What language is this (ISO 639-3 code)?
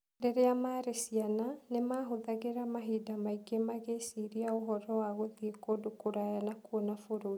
kik